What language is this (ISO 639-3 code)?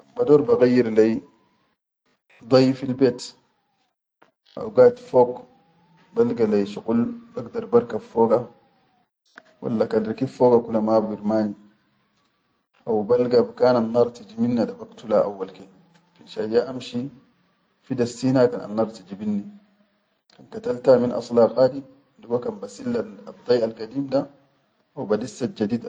shu